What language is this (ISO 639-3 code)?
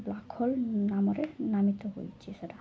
ori